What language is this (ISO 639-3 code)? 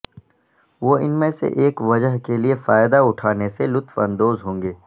urd